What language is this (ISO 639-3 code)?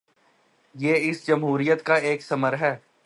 urd